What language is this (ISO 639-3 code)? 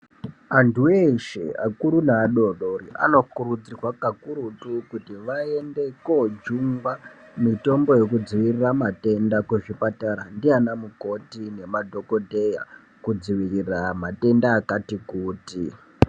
ndc